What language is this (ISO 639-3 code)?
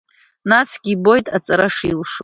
abk